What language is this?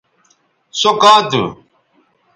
Bateri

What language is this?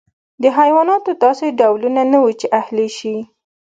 Pashto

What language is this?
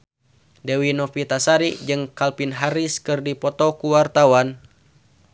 Sundanese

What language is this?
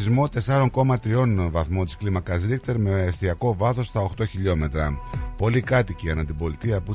Greek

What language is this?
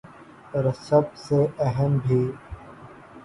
Urdu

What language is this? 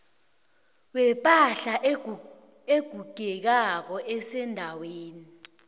South Ndebele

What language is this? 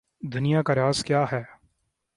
Urdu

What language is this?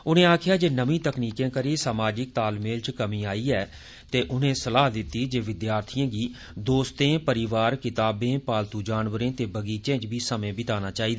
Dogri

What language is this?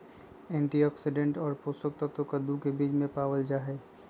Magahi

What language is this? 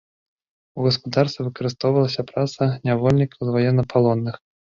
Belarusian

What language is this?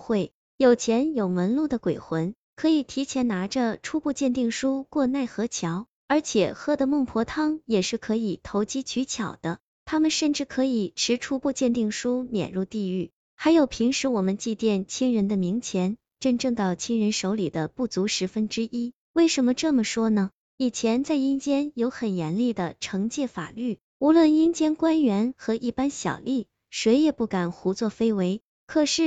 Chinese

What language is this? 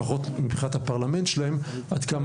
Hebrew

